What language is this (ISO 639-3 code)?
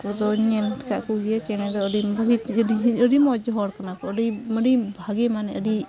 sat